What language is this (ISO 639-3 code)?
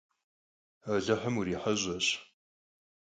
kbd